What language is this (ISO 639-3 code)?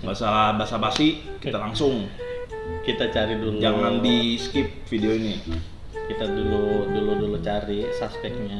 ind